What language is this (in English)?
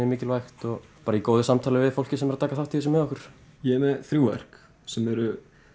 Icelandic